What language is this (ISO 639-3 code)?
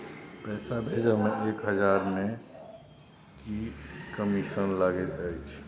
mai